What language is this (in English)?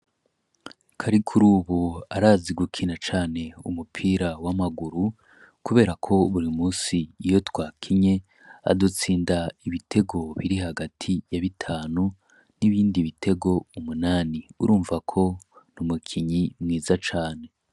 Rundi